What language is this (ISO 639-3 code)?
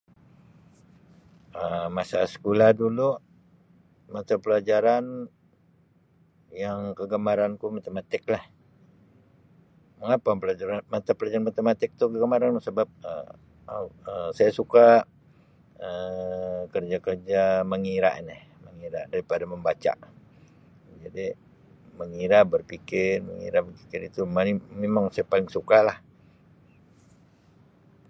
msi